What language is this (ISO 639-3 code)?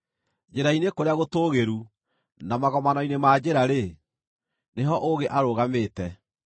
kik